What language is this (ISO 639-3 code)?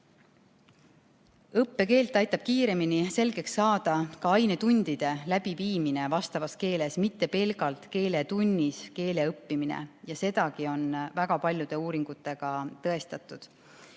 est